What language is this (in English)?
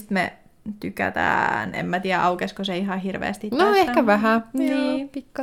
Finnish